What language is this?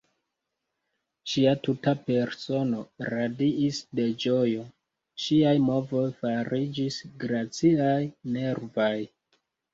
Esperanto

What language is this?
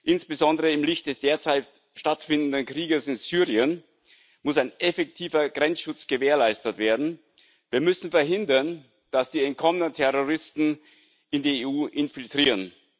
German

